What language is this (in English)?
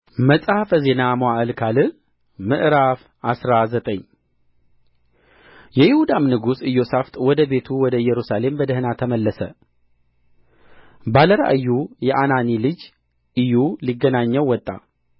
Amharic